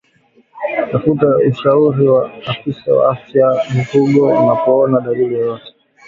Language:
Swahili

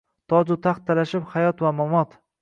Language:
Uzbek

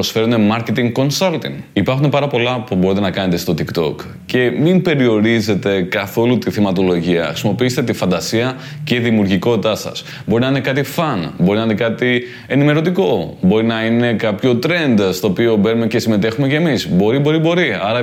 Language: Greek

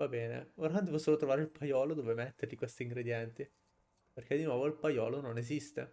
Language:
Italian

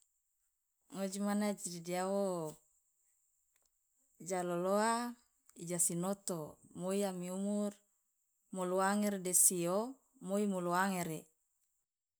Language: Loloda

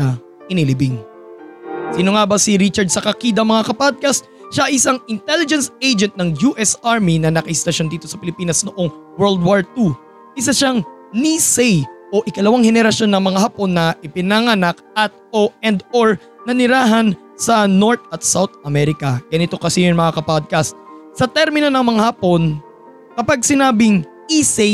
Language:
Filipino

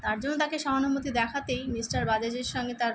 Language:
Bangla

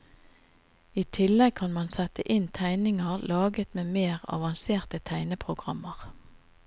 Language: Norwegian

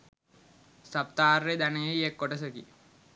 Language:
Sinhala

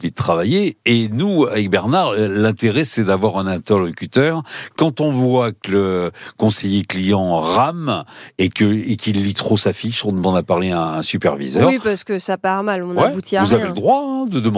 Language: French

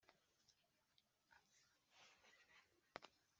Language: Kinyarwanda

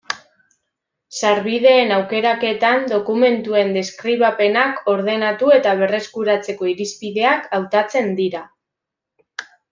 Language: Basque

